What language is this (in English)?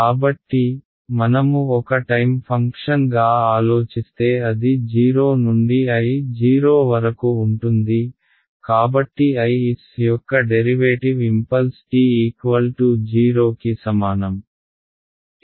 Telugu